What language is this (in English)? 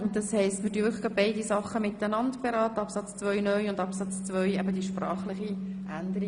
Swiss German